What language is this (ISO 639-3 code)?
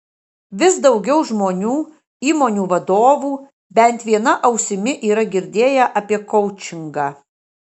lit